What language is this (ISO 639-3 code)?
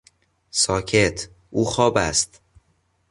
fas